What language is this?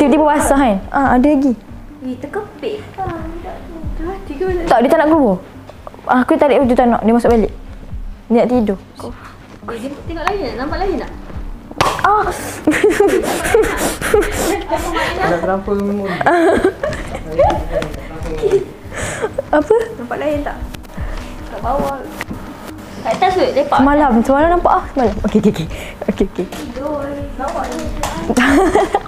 Malay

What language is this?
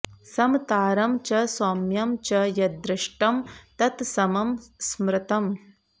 Sanskrit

